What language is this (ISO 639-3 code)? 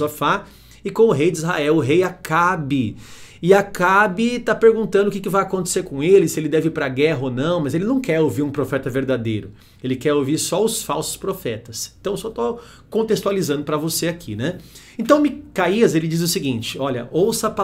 por